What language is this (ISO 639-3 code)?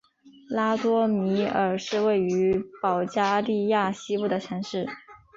zho